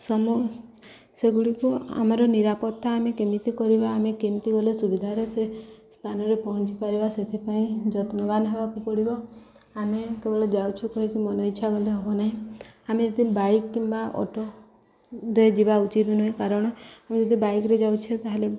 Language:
Odia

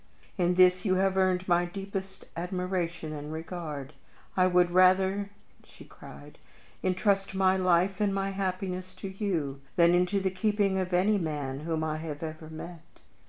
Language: English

